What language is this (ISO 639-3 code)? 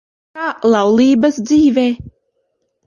lav